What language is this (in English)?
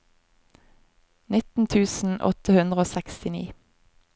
Norwegian